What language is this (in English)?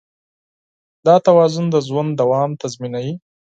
Pashto